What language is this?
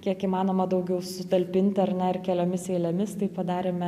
Lithuanian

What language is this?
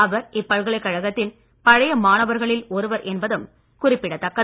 Tamil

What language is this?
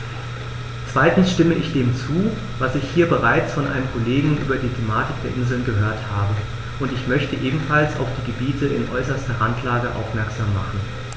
German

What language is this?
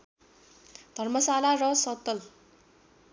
Nepali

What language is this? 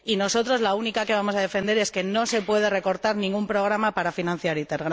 Spanish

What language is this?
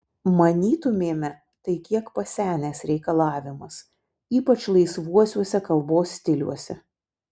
Lithuanian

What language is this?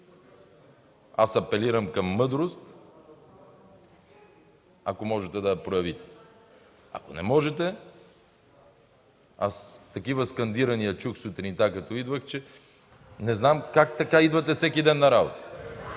Bulgarian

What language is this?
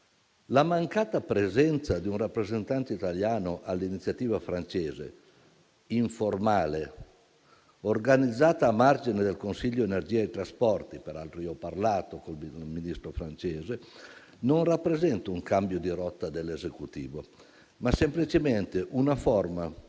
Italian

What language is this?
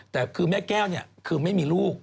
Thai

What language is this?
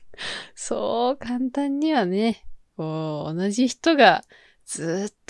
Japanese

